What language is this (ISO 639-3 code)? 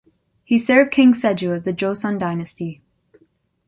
eng